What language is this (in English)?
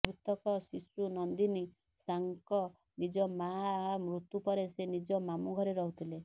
Odia